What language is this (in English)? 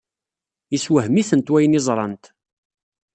Kabyle